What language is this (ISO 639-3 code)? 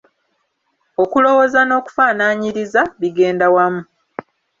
lug